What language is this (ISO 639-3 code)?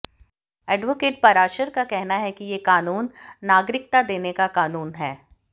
hin